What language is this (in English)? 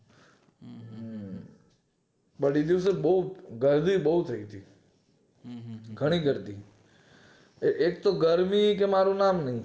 Gujarati